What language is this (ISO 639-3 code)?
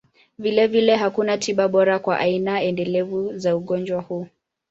swa